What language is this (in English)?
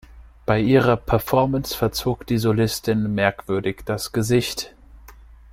German